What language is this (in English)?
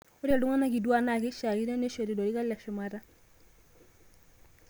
Masai